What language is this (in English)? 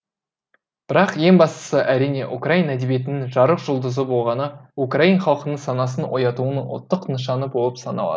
Kazakh